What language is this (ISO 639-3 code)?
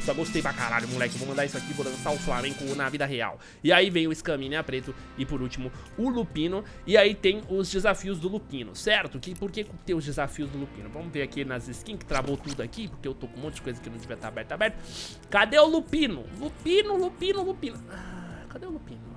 por